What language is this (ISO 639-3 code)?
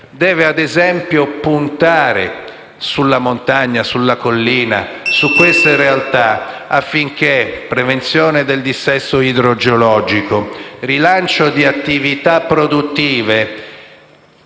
ita